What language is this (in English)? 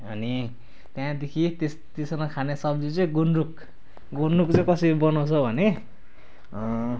Nepali